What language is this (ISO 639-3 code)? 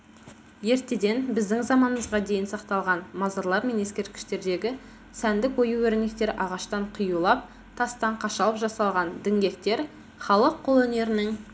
kaz